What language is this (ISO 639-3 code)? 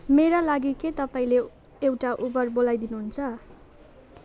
nep